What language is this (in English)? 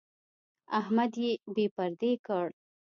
Pashto